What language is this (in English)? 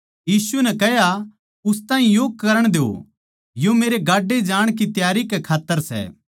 Haryanvi